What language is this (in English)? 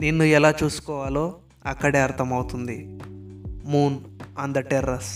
Telugu